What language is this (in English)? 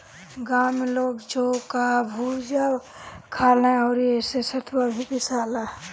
Bhojpuri